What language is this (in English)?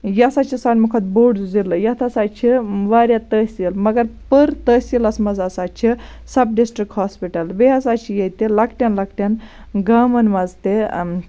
Kashmiri